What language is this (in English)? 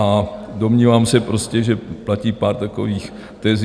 Czech